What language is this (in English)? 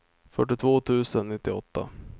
Swedish